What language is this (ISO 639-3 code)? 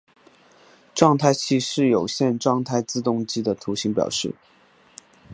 zho